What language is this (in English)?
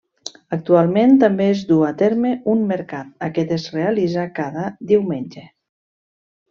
Catalan